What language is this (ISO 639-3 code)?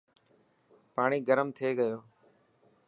mki